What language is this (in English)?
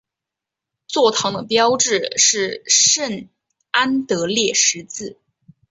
Chinese